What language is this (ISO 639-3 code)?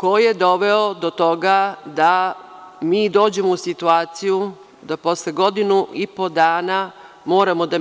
srp